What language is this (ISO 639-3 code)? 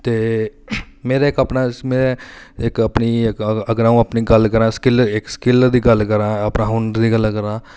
doi